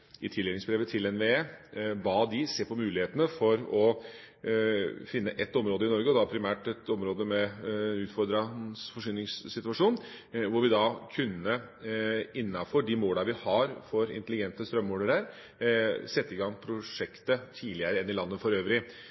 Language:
Norwegian Bokmål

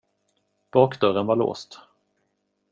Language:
Swedish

